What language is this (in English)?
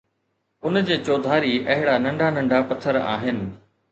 Sindhi